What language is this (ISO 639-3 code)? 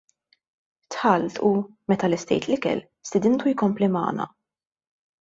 mlt